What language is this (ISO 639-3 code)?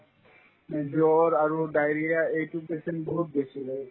asm